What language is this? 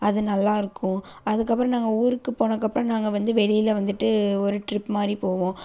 Tamil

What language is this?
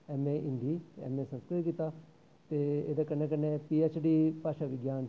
Dogri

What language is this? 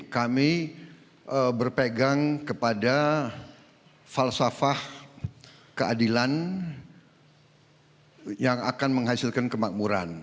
Indonesian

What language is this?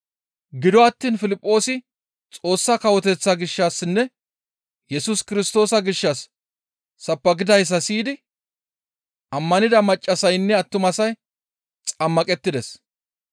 Gamo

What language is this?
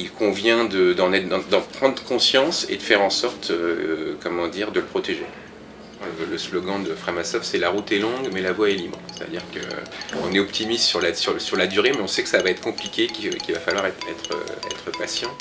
French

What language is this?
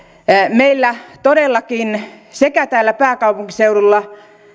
Finnish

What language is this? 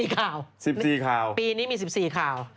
Thai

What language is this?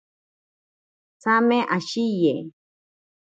Ashéninka Perené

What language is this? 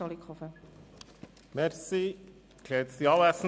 Swiss German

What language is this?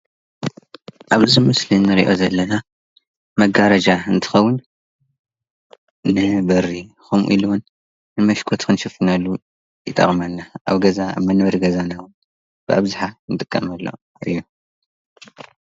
Tigrinya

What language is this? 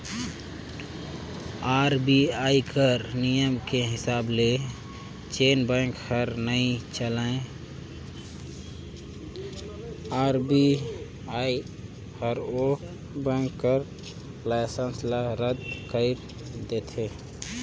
Chhattisgarhi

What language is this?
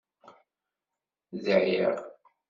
Kabyle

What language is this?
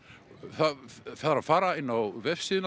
Icelandic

